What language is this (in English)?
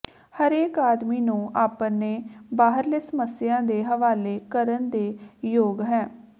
Punjabi